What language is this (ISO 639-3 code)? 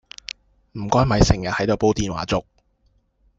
yue